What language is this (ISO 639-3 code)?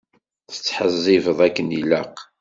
kab